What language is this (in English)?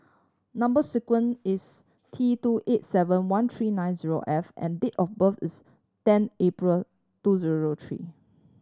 English